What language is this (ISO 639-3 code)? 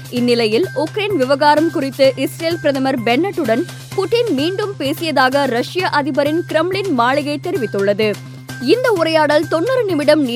tam